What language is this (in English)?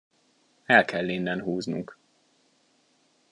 Hungarian